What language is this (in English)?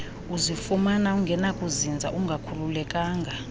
Xhosa